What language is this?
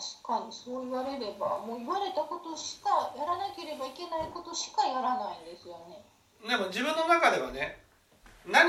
Japanese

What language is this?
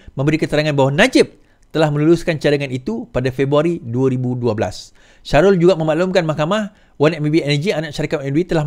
Malay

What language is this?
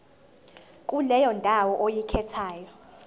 Zulu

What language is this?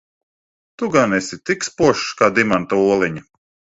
Latvian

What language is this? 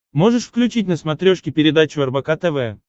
Russian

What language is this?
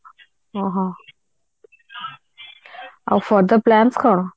Odia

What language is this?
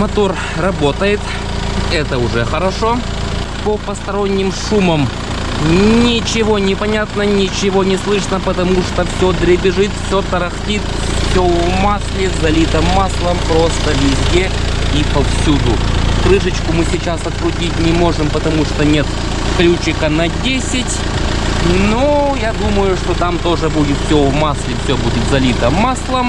Russian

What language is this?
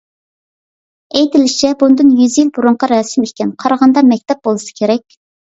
Uyghur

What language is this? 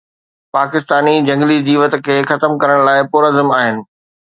Sindhi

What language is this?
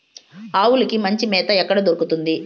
Telugu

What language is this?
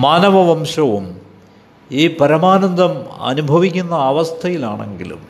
Malayalam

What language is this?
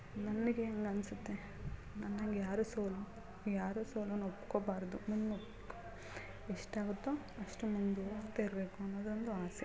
Kannada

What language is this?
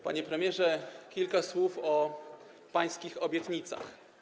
Polish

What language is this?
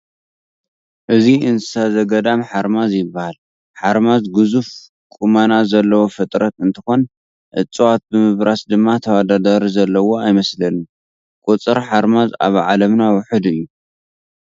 Tigrinya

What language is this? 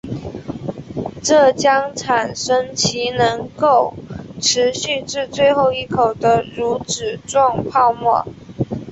Chinese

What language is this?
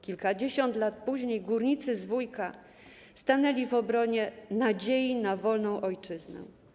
Polish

